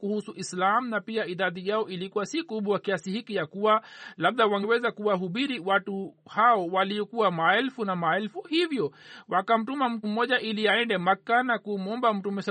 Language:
Swahili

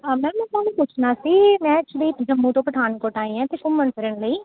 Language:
Punjabi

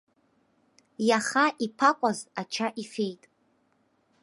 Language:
Abkhazian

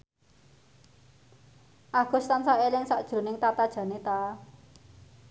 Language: Javanese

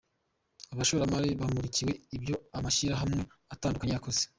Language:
Kinyarwanda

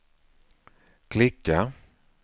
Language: Swedish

